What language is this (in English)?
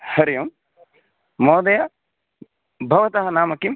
Sanskrit